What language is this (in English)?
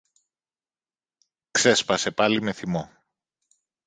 Greek